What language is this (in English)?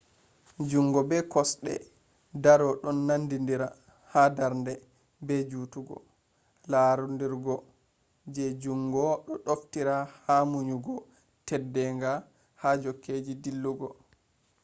Fula